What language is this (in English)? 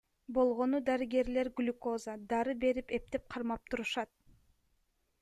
Kyrgyz